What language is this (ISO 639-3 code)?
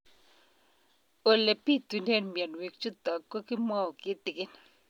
kln